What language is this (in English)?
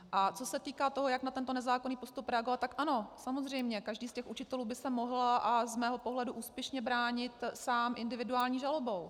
Czech